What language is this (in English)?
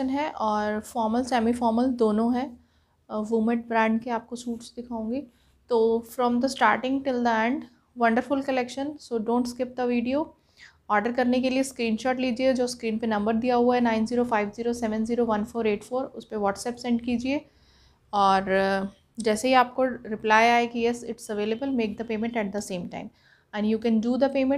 Hindi